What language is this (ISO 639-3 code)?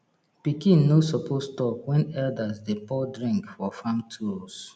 pcm